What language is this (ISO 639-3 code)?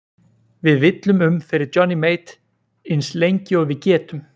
isl